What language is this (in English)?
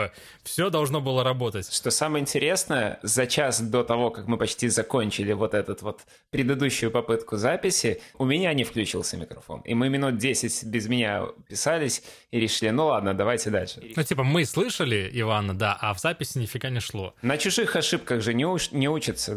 Russian